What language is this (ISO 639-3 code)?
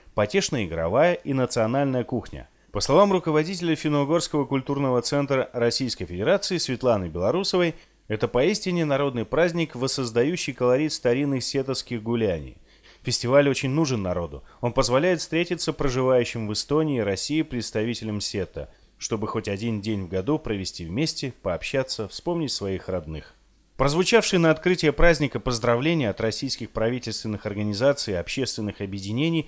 rus